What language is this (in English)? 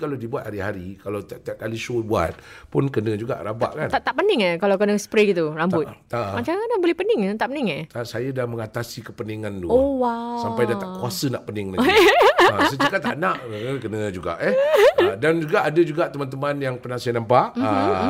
Malay